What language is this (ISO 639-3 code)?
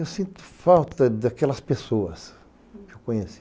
por